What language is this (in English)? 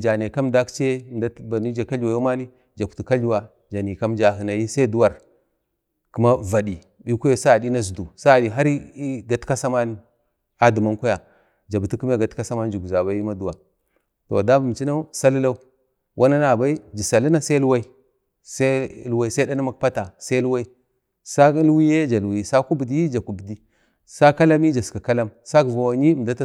Bade